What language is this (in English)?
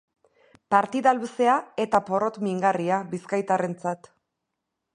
Basque